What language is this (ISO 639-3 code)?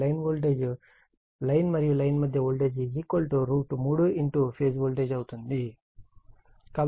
tel